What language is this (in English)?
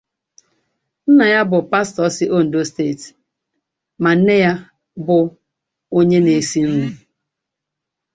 Igbo